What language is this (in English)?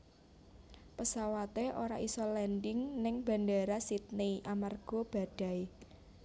Javanese